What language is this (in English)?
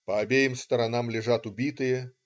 Russian